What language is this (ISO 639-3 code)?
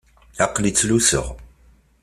kab